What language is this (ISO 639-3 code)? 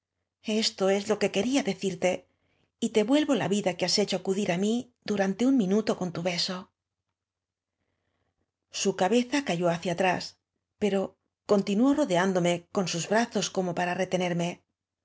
spa